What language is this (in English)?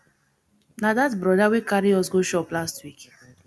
Nigerian Pidgin